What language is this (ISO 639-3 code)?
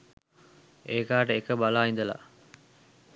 sin